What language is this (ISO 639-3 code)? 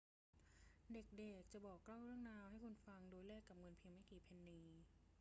tha